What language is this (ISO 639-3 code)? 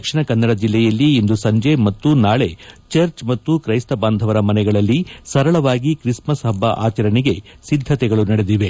kan